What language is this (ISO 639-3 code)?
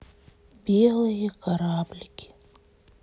rus